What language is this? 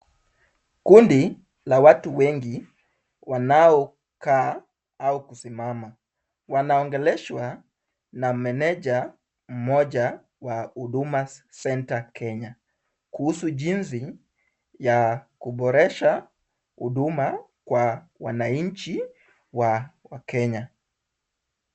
Swahili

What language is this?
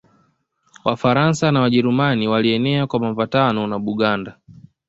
Swahili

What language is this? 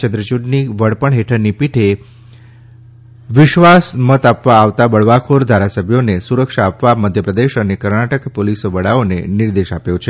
Gujarati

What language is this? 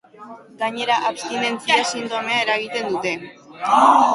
Basque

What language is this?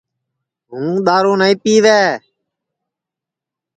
Sansi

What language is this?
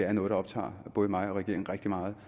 Danish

